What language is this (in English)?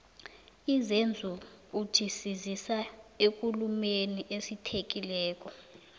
South Ndebele